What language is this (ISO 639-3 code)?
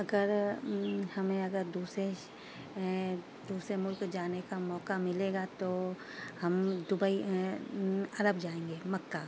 urd